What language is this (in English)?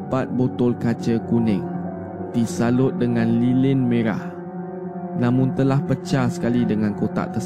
Malay